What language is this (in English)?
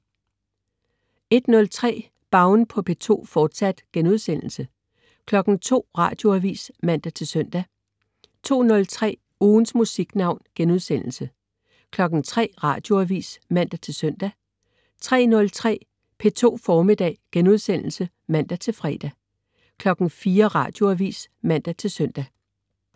Danish